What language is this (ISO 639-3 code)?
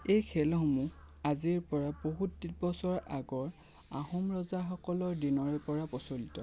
asm